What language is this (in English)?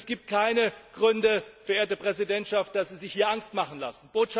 German